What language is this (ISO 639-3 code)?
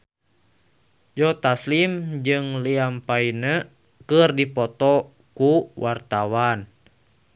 sun